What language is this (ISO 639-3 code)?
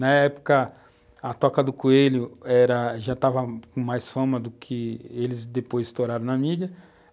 por